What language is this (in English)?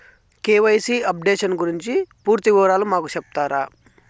Telugu